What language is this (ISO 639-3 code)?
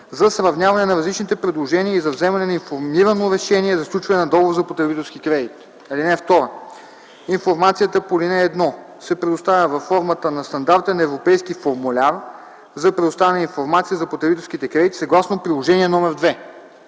bul